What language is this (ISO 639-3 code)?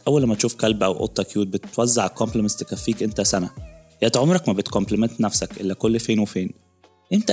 ara